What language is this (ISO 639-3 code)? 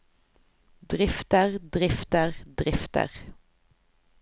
nor